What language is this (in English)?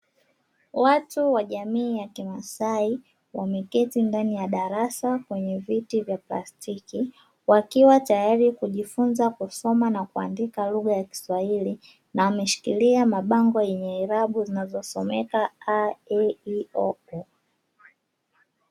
Swahili